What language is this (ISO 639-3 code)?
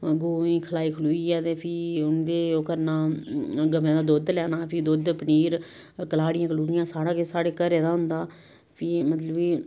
doi